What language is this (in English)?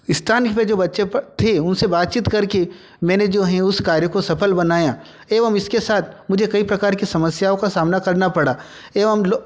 Hindi